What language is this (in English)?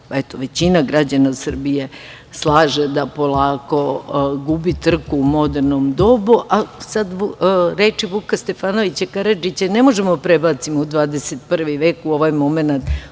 Serbian